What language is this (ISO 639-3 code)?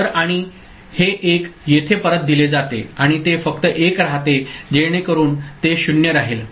mar